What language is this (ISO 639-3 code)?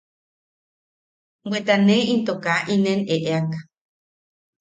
yaq